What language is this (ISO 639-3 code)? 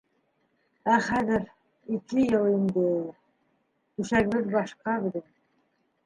bak